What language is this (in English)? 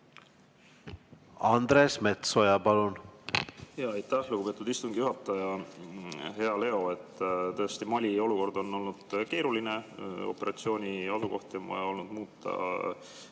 Estonian